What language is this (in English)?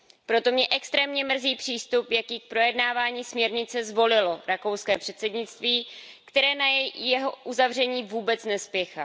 Czech